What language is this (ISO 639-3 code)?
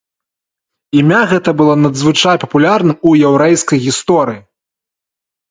bel